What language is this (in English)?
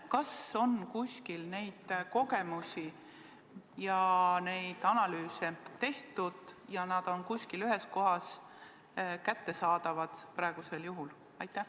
Estonian